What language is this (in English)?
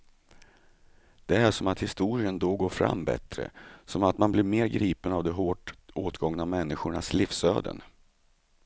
Swedish